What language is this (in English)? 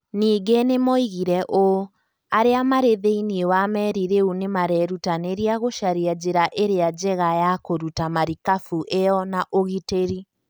Kikuyu